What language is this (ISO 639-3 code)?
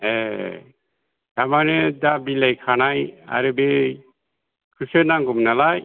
brx